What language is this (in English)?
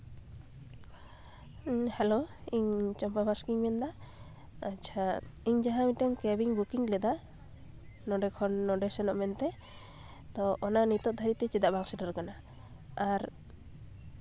Santali